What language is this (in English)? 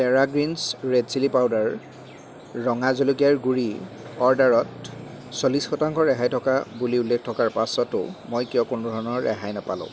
Assamese